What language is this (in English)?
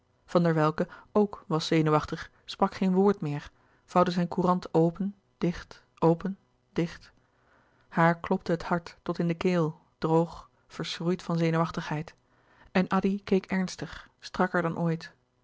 Dutch